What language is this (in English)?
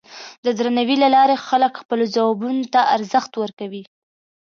Pashto